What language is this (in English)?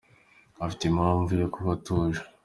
Kinyarwanda